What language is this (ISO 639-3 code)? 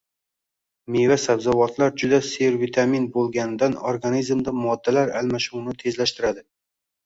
uzb